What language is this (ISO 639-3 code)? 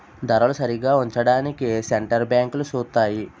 tel